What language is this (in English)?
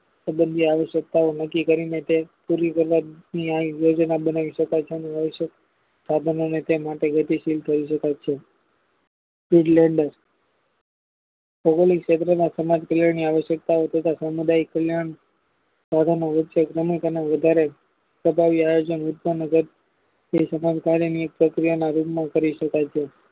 Gujarati